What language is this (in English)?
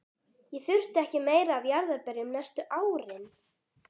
Icelandic